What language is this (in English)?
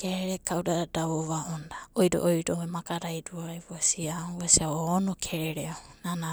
Abadi